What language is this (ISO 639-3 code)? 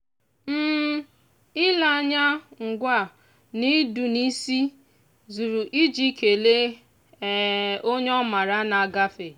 ibo